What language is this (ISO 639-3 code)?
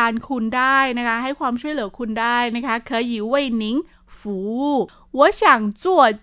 tha